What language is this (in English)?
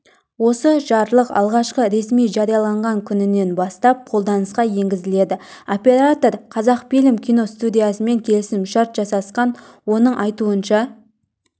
Kazakh